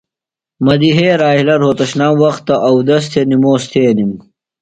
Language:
Phalura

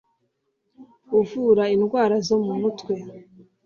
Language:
Kinyarwanda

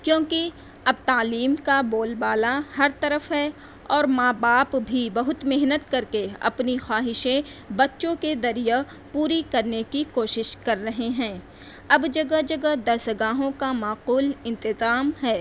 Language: Urdu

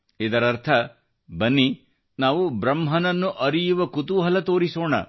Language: Kannada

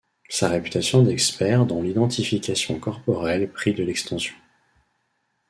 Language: French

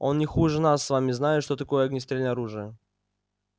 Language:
Russian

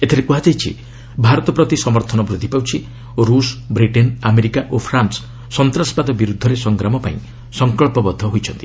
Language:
Odia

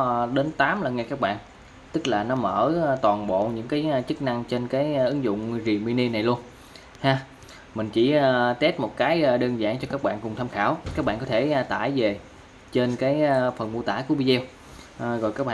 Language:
Vietnamese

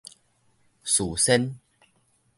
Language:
Min Nan Chinese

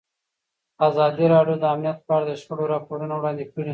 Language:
Pashto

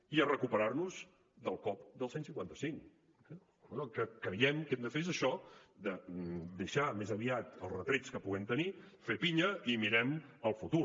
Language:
Catalan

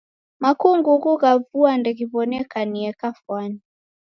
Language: Taita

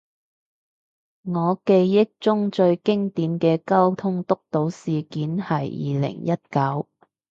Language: Cantonese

